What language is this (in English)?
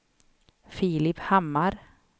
Swedish